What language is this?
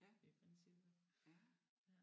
Danish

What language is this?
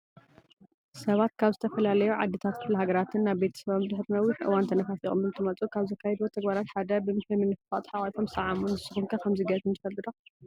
Tigrinya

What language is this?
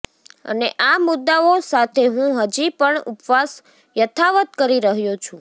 Gujarati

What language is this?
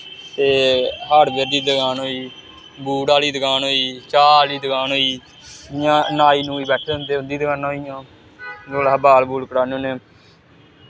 Dogri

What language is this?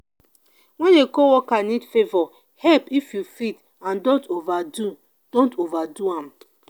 Nigerian Pidgin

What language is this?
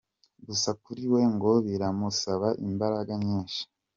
Kinyarwanda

